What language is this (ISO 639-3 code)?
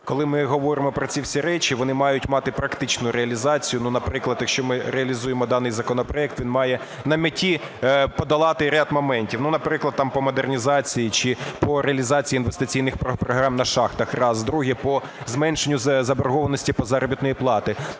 ukr